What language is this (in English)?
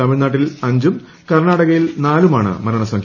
Malayalam